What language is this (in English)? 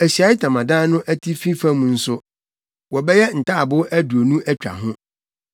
Akan